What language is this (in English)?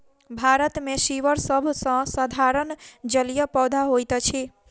Maithili